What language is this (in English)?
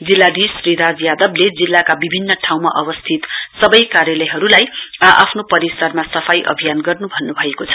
Nepali